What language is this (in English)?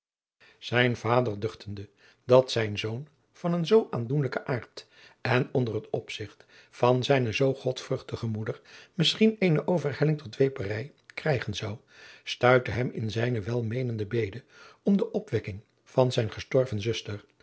Dutch